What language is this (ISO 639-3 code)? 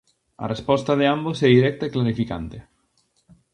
glg